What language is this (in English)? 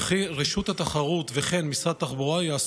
Hebrew